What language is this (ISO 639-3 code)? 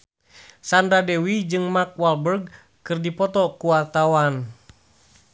sun